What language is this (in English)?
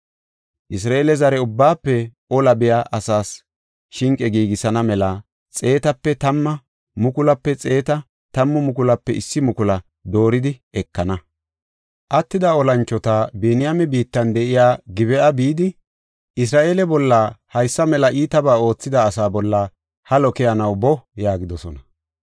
Gofa